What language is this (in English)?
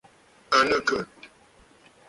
Bafut